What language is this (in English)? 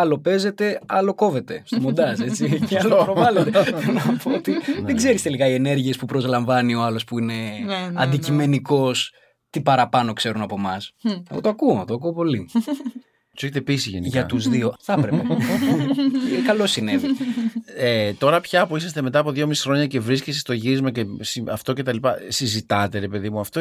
Greek